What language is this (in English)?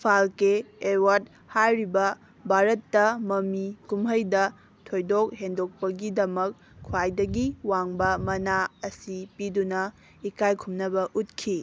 Manipuri